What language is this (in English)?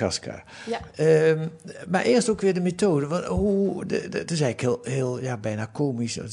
Dutch